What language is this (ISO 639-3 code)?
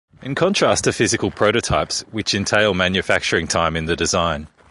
eng